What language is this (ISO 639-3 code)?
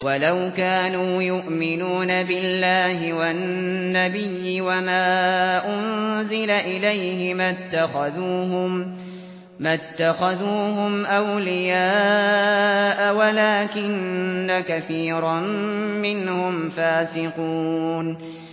ara